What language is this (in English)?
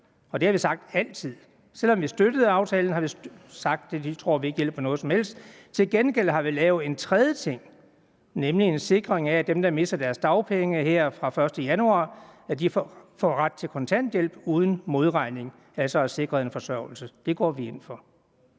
Danish